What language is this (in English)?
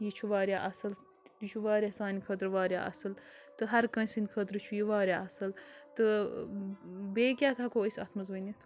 Kashmiri